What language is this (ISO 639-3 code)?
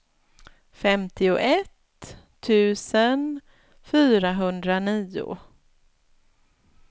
swe